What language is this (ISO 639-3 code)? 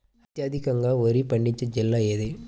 tel